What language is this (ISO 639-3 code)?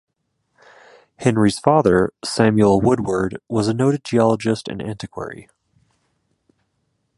eng